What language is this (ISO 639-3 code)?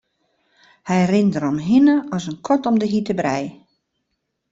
fry